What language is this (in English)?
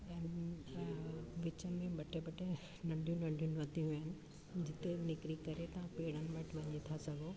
Sindhi